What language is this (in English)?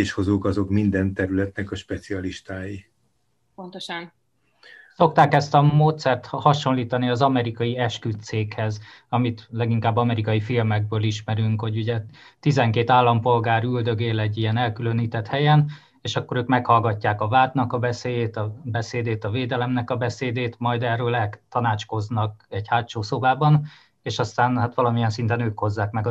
Hungarian